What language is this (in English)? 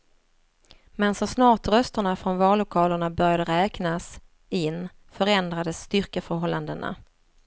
Swedish